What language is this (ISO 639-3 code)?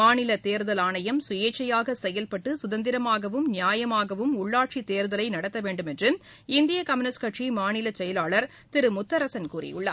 tam